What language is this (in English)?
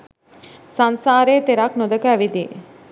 Sinhala